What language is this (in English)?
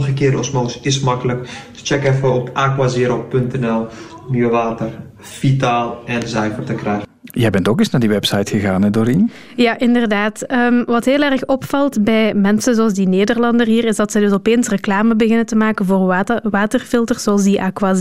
Dutch